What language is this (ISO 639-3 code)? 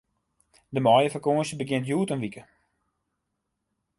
fry